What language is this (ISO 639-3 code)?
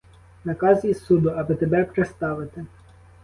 ukr